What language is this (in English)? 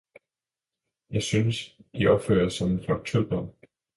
Danish